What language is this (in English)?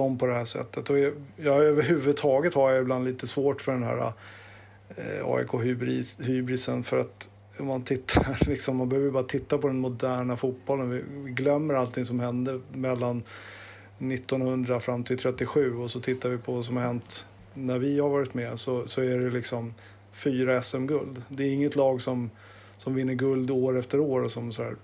Swedish